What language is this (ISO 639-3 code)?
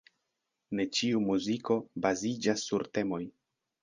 epo